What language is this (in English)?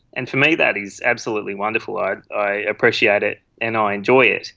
English